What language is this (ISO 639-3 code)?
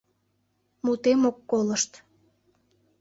chm